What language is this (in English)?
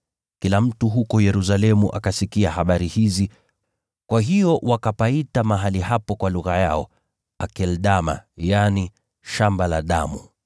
Swahili